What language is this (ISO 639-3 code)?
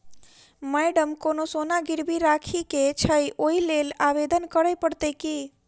mai